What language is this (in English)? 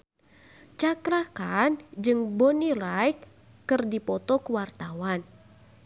Sundanese